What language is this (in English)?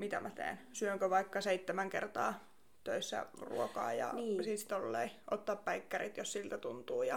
Finnish